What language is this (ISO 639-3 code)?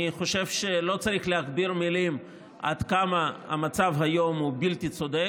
heb